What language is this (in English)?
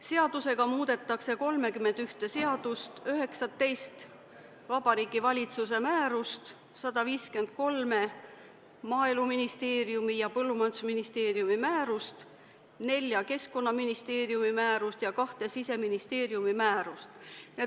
Estonian